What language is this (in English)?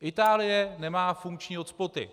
Czech